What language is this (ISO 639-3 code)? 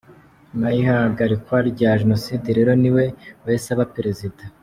kin